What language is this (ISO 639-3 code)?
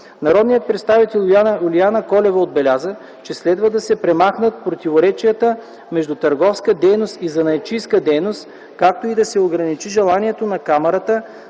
bul